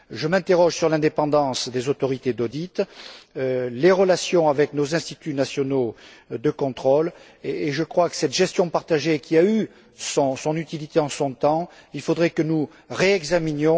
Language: French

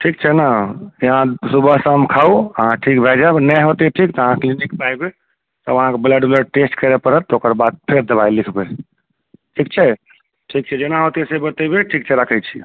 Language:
Maithili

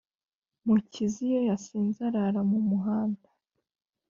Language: Kinyarwanda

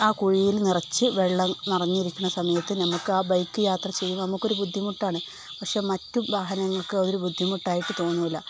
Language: Malayalam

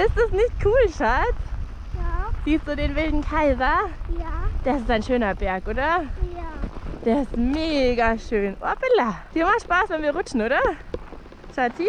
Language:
German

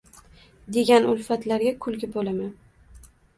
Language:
Uzbek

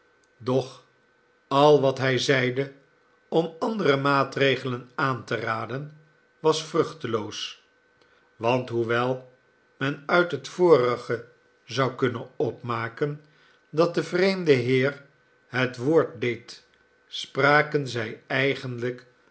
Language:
Dutch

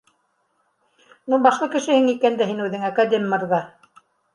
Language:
Bashkir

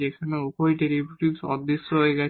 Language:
Bangla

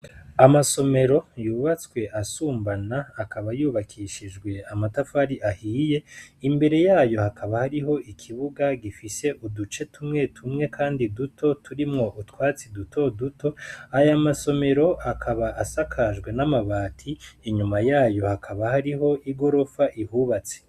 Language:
Rundi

